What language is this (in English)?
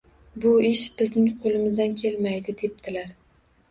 Uzbek